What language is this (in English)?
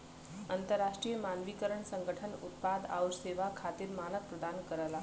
Bhojpuri